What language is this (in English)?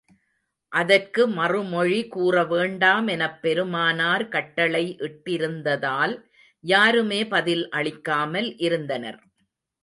Tamil